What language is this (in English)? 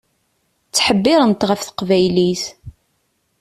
Kabyle